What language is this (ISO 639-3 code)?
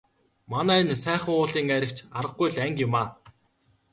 mon